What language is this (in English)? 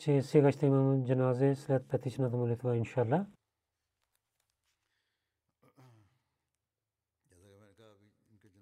Bulgarian